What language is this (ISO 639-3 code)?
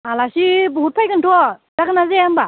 brx